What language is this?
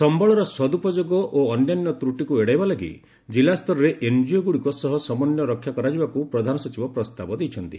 Odia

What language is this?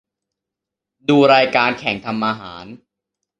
Thai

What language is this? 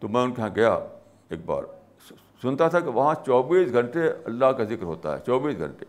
Urdu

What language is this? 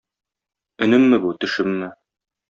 Tatar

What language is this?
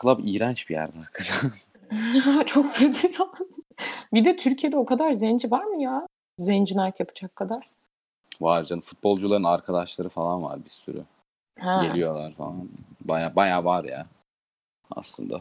Turkish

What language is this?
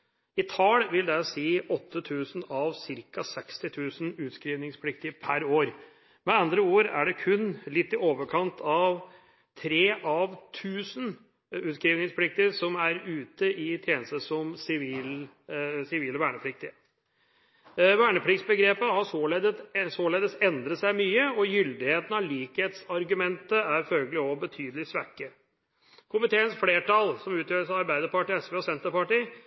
Norwegian Bokmål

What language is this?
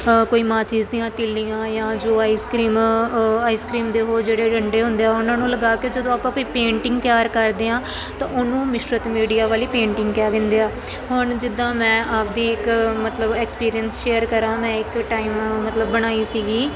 Punjabi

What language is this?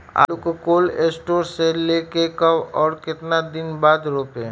Magahi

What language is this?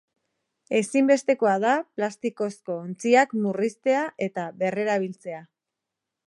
Basque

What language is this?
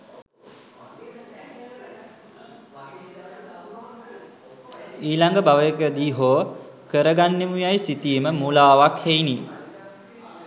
Sinhala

